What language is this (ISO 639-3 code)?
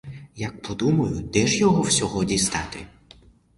ukr